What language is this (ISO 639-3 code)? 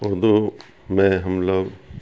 urd